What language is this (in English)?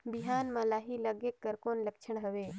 Chhattisgarhi